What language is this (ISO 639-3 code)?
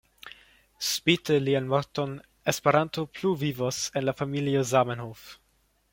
epo